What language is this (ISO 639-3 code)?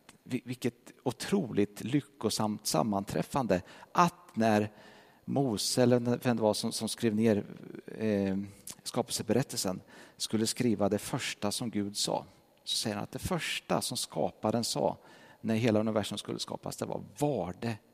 swe